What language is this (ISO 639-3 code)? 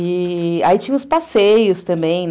por